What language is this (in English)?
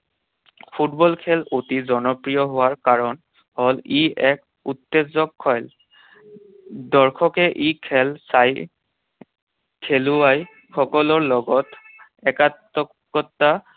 Assamese